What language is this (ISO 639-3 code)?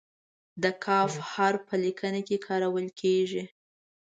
pus